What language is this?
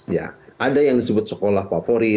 Indonesian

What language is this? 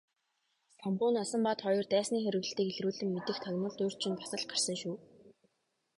Mongolian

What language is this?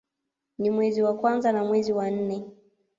Swahili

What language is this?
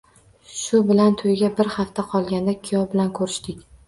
Uzbek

